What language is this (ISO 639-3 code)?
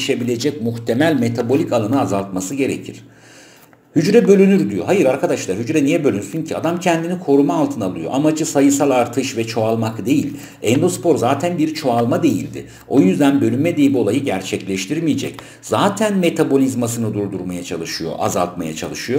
tur